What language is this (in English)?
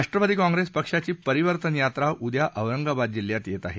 Marathi